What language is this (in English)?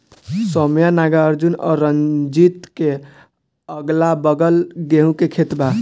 Bhojpuri